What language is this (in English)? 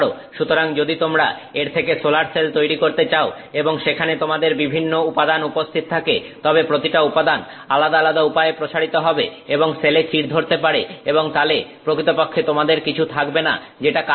Bangla